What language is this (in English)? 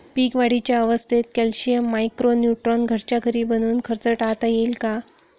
Marathi